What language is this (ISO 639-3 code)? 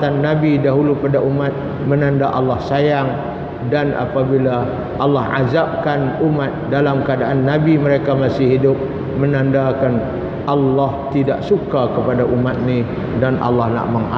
msa